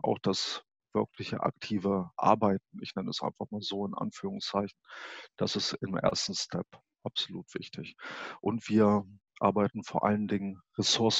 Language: German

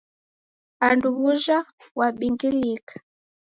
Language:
Taita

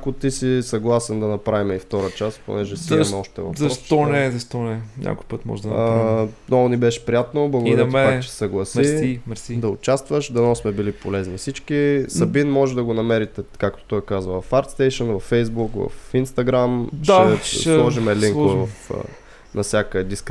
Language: Bulgarian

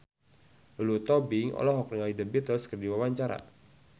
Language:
Sundanese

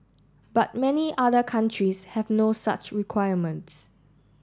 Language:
English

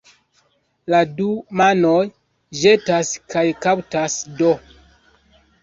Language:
Esperanto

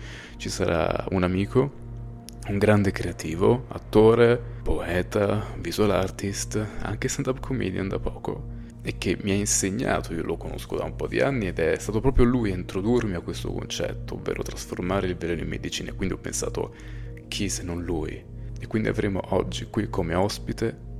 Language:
Italian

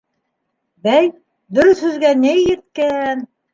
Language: Bashkir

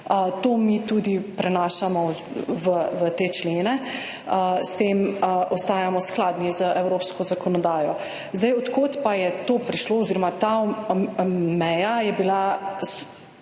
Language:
Slovenian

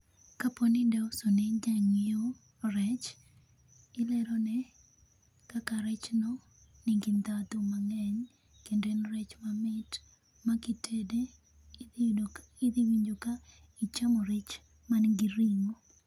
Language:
Luo (Kenya and Tanzania)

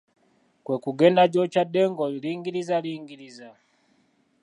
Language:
Ganda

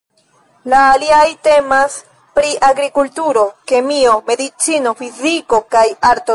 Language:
Esperanto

